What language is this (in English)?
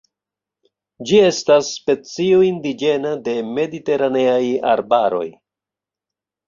Esperanto